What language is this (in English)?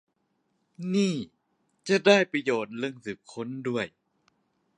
Thai